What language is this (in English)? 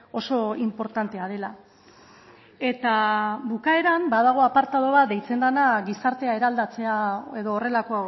Basque